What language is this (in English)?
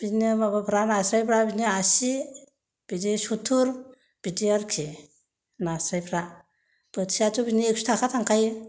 Bodo